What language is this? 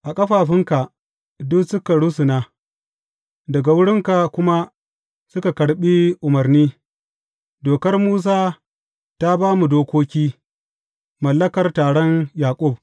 Hausa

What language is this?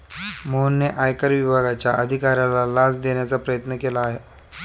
Marathi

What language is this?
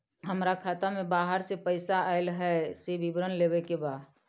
Maithili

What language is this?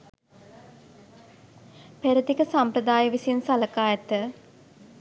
Sinhala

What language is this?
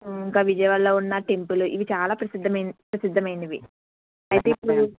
Telugu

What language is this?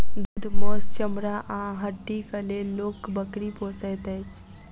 Maithili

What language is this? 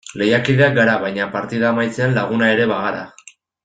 Basque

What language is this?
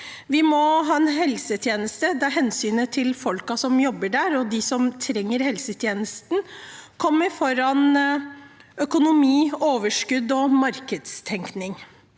Norwegian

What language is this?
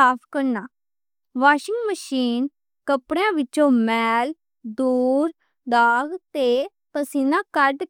Western Panjabi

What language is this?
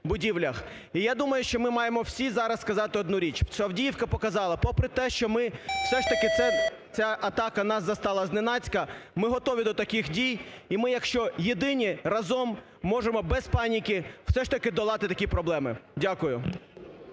Ukrainian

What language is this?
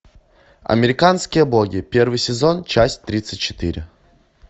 Russian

